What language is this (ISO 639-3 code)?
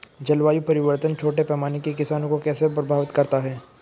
hin